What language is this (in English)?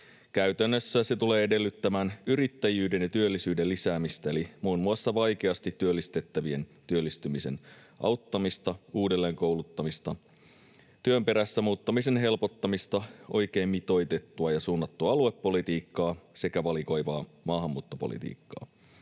Finnish